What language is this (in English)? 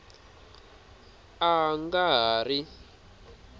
Tsonga